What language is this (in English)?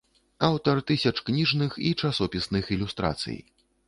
Belarusian